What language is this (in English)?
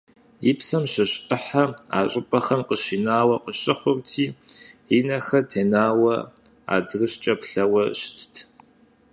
Kabardian